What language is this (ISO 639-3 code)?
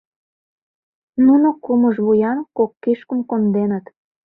chm